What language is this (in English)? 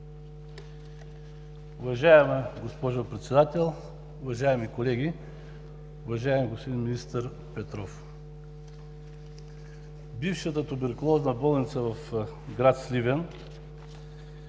Bulgarian